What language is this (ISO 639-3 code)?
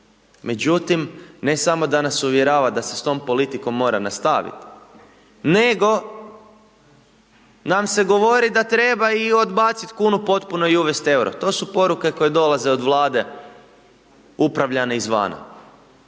hrv